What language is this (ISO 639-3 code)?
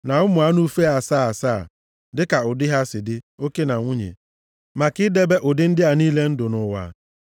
ibo